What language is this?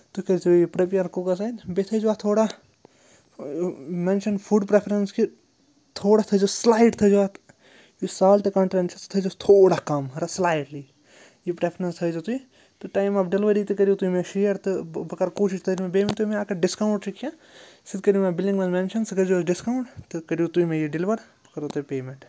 Kashmiri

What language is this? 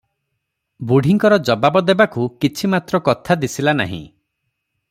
Odia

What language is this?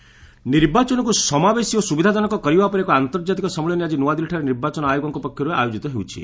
Odia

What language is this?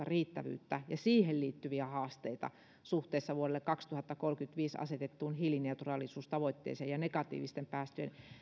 Finnish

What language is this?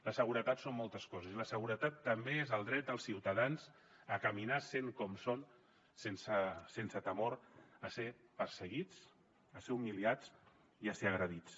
Catalan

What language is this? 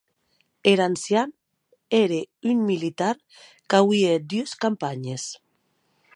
Occitan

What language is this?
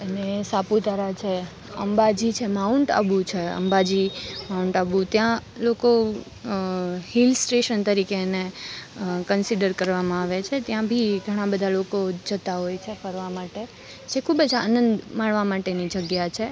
Gujarati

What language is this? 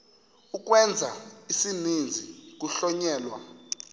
Xhosa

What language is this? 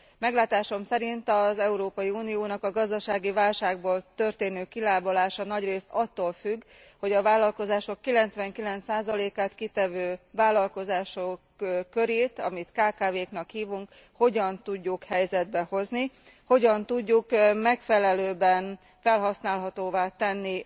Hungarian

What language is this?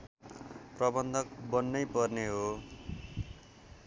Nepali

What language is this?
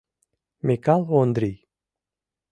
Mari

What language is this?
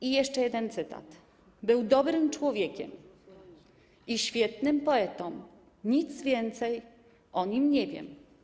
Polish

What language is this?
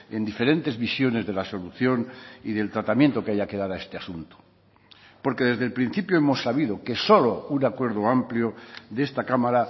Spanish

